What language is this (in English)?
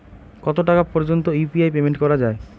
Bangla